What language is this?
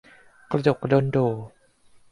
Thai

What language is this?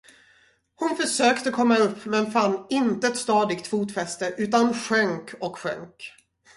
Swedish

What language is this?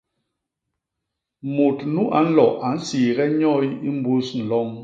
Basaa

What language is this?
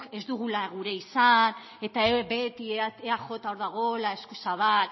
Basque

